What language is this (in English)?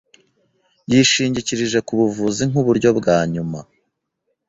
Kinyarwanda